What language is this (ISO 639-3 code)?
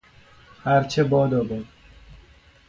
fas